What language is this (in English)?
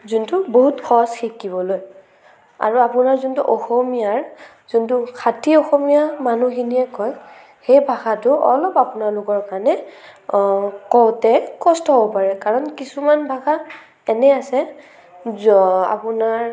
Assamese